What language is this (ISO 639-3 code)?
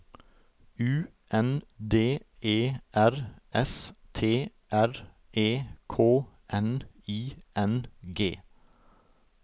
nor